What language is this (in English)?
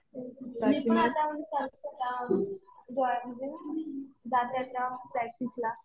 Marathi